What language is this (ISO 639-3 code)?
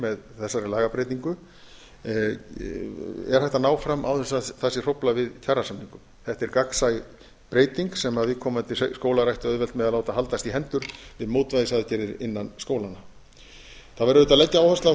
isl